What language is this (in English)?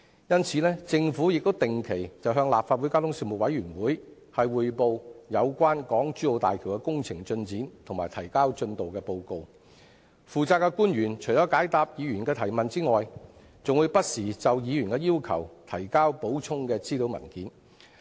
Cantonese